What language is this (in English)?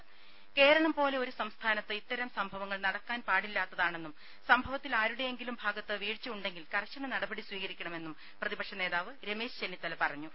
Malayalam